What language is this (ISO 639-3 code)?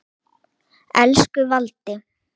isl